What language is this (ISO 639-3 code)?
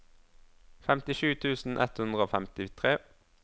nor